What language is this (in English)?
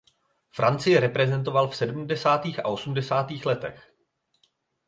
Czech